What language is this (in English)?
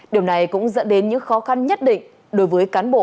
Vietnamese